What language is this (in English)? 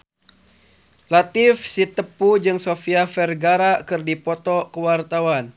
Sundanese